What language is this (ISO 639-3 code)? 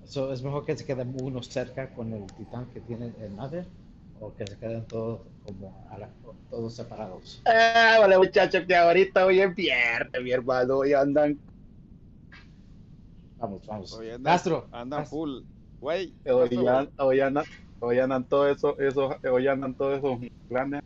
spa